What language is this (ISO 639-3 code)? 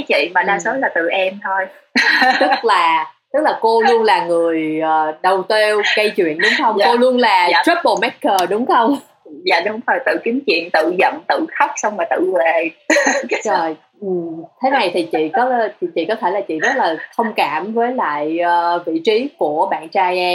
vie